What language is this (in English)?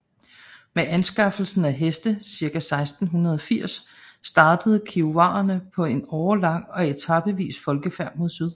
Danish